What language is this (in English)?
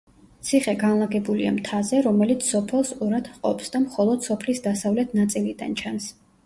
Georgian